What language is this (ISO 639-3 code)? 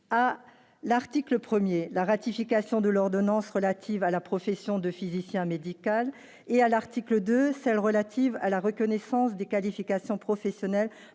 fra